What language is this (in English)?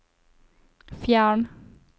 Norwegian